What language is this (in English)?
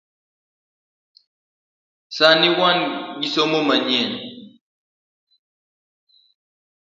Luo (Kenya and Tanzania)